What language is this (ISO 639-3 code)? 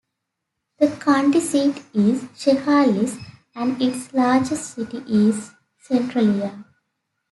eng